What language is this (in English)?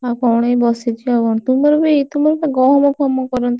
Odia